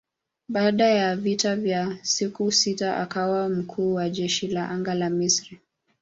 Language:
Swahili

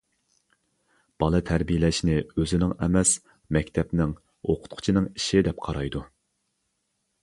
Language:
Uyghur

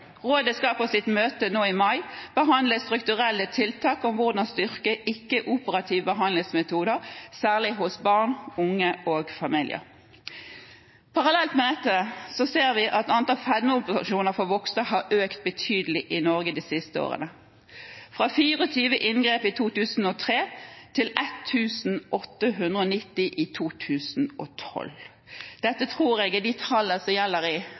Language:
Norwegian Bokmål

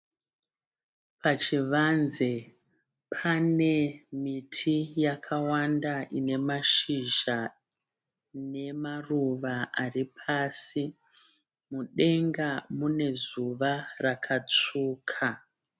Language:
Shona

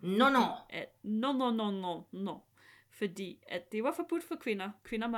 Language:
Danish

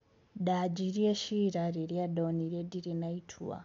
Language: Kikuyu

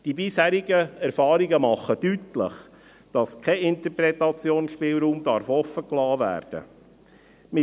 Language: Swiss German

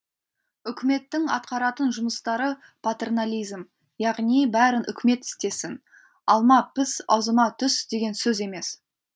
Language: Kazakh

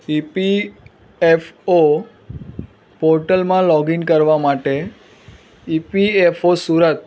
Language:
Gujarati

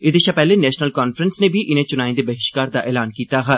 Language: Dogri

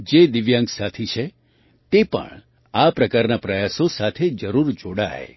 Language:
Gujarati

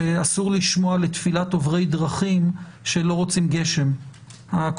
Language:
Hebrew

